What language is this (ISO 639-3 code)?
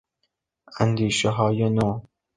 fas